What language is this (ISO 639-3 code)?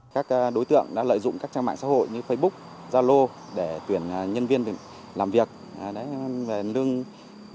vie